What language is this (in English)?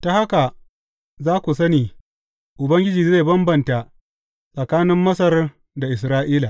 Hausa